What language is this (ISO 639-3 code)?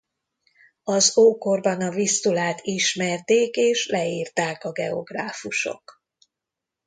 hun